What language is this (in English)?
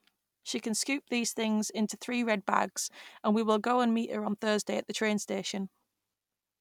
English